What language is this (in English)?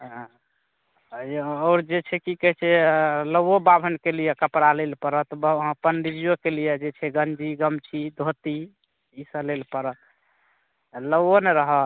Maithili